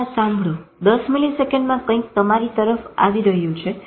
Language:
Gujarati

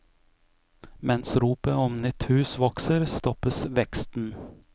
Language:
Norwegian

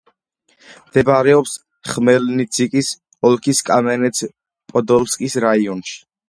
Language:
Georgian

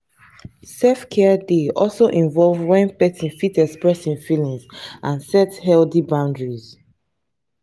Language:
Nigerian Pidgin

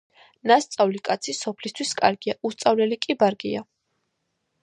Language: Georgian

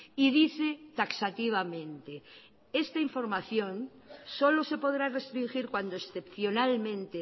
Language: Spanish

